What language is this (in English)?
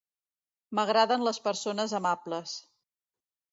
Catalan